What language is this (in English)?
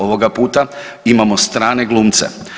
Croatian